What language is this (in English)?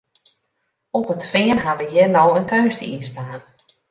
Western Frisian